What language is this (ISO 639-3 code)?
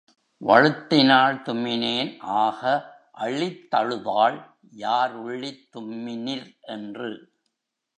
tam